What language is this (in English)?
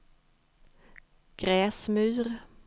Swedish